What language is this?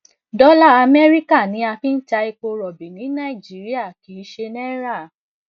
Yoruba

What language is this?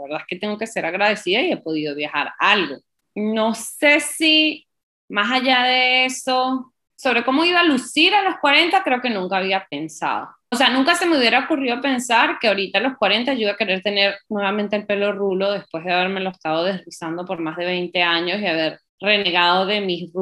Spanish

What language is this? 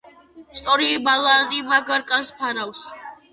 Georgian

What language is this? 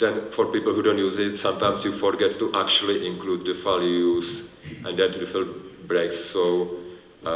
English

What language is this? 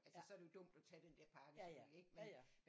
Danish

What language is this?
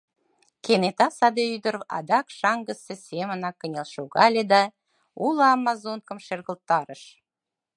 Mari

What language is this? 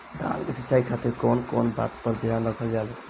Bhojpuri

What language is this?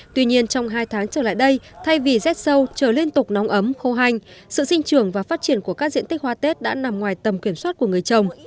Vietnamese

